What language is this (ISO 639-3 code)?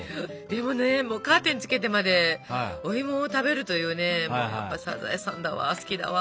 jpn